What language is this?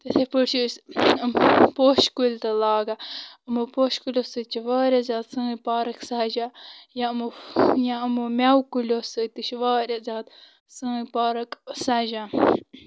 Kashmiri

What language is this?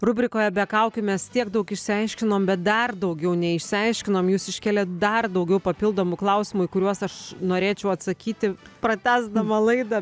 Lithuanian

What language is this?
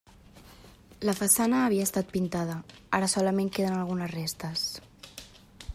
Catalan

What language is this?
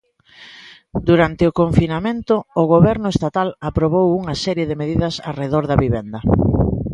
Galician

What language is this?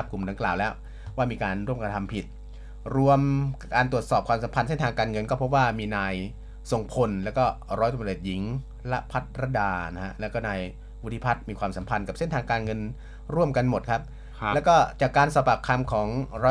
Thai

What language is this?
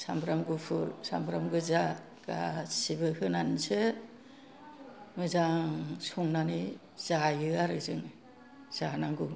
Bodo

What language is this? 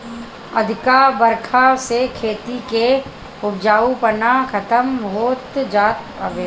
Bhojpuri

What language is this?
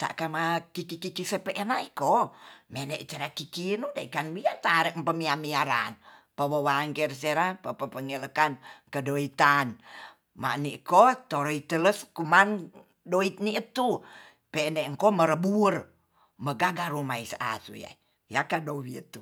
Tonsea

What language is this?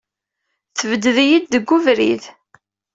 Kabyle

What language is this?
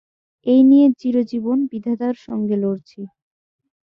Bangla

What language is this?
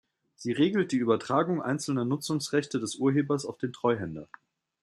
German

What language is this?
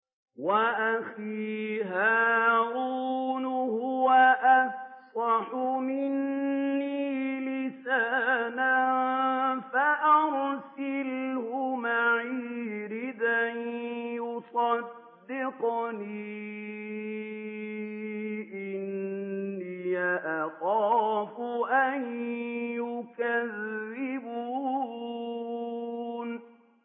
Arabic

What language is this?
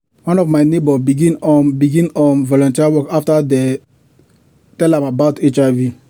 Nigerian Pidgin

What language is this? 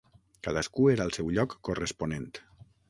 Catalan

